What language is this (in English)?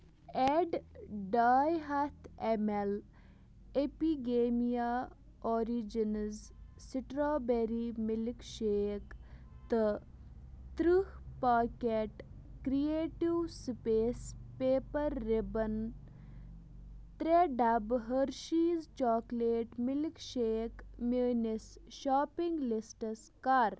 Kashmiri